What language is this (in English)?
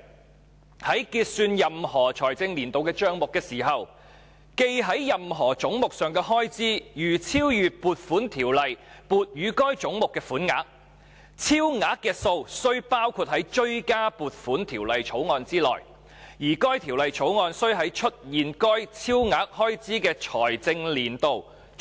Cantonese